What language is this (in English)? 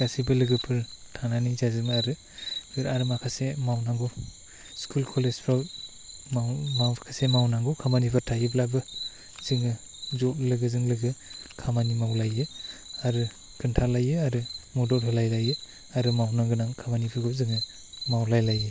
Bodo